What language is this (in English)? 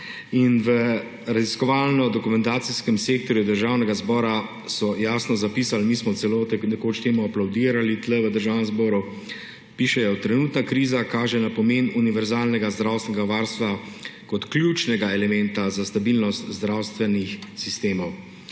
Slovenian